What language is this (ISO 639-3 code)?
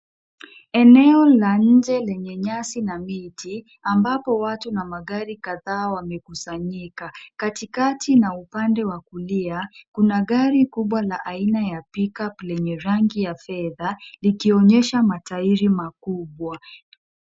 swa